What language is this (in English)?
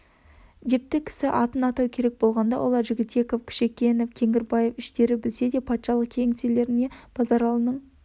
Kazakh